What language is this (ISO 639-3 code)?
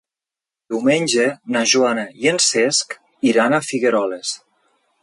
cat